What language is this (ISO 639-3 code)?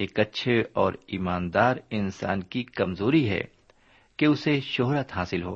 urd